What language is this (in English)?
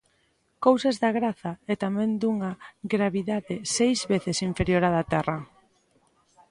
Galician